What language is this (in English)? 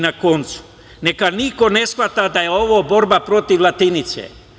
Serbian